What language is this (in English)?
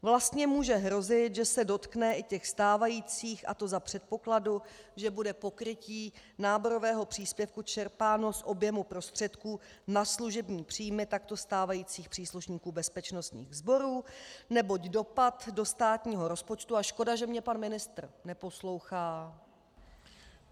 Czech